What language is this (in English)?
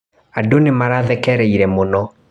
Kikuyu